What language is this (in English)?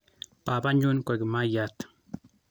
Kalenjin